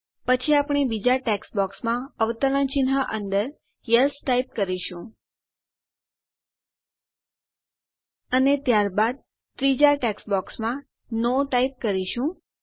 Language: Gujarati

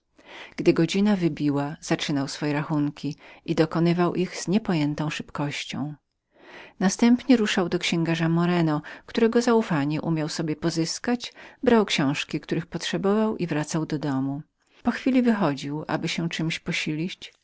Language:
Polish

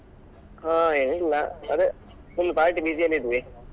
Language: Kannada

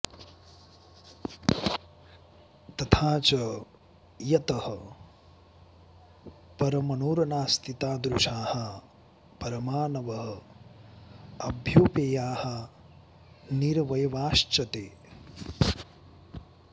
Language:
Sanskrit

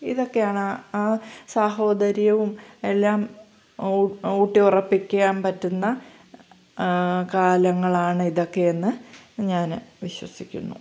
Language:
Malayalam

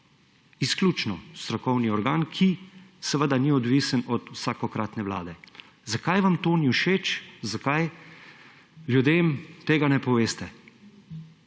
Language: Slovenian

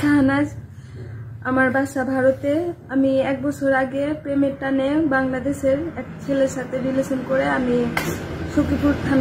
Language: Arabic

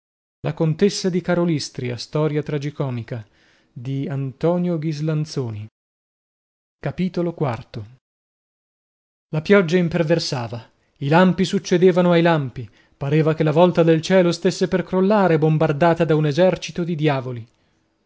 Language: Italian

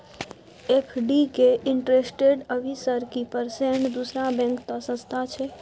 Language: Maithili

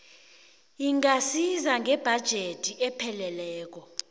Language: South Ndebele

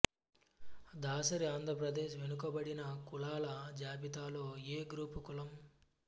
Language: Telugu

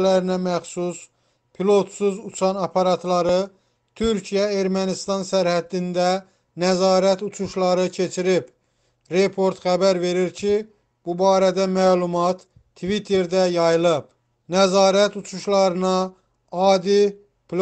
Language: Turkish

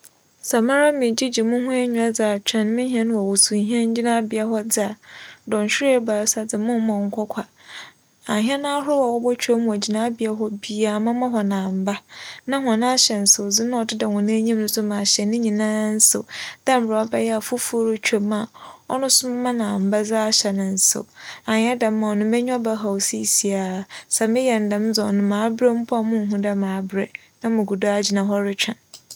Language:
Akan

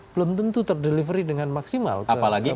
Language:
Indonesian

